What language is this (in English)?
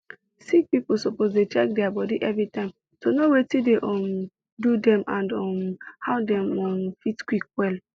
Nigerian Pidgin